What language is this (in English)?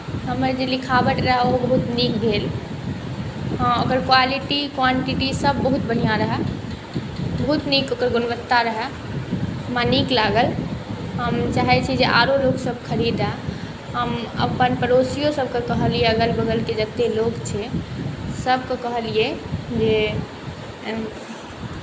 Maithili